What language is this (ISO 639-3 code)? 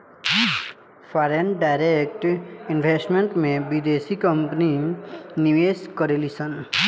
bho